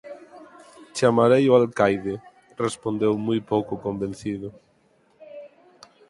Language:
Galician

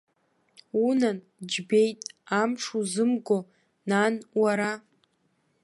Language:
Abkhazian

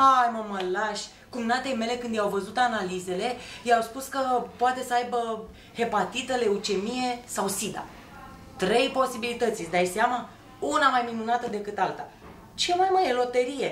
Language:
Romanian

